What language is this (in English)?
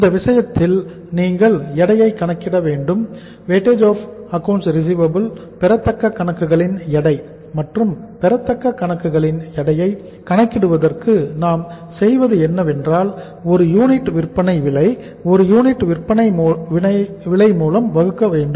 Tamil